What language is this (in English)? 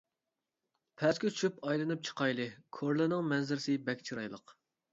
Uyghur